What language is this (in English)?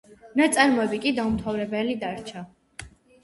Georgian